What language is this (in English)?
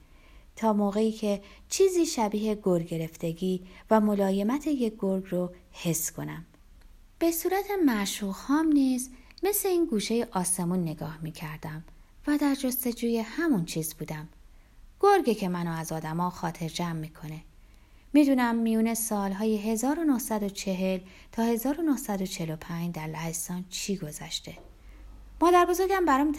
Persian